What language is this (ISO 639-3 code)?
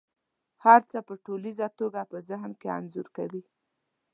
pus